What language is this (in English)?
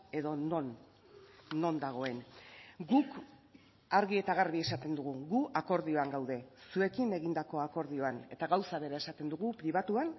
Basque